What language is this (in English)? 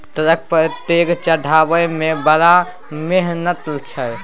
Maithili